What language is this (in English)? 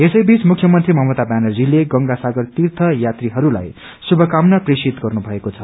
Nepali